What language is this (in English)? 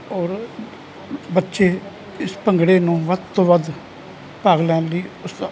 Punjabi